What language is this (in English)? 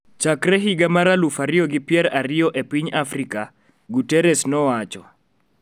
Luo (Kenya and Tanzania)